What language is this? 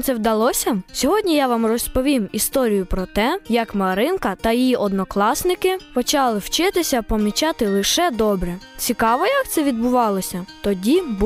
Ukrainian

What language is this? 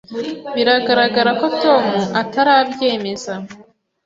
Kinyarwanda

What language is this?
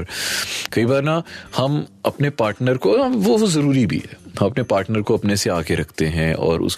Hindi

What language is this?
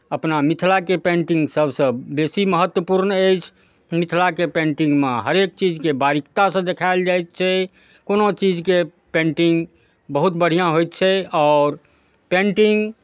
Maithili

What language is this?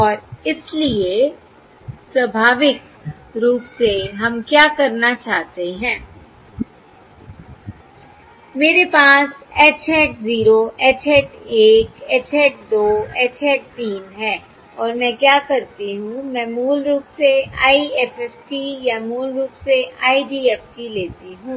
Hindi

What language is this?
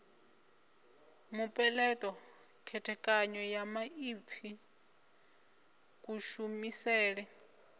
Venda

